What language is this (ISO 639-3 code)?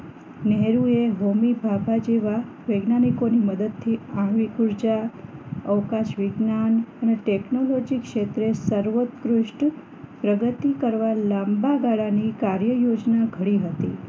guj